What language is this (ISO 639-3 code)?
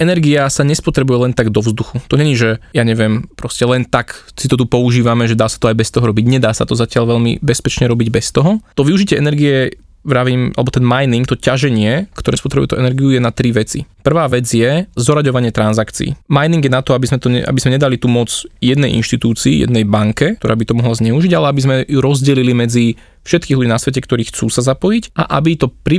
slk